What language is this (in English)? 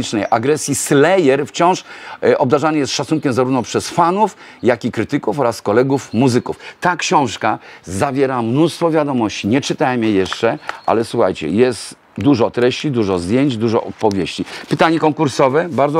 Polish